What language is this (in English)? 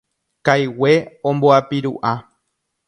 Guarani